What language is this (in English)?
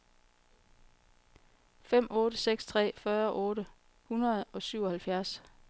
Danish